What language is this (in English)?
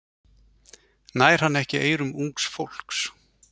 Icelandic